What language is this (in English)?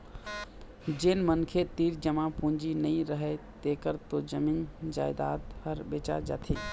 Chhattisgarhi